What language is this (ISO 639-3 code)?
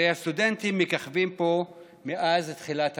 heb